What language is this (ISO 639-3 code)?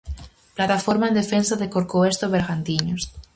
glg